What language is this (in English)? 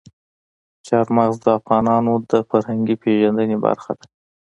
Pashto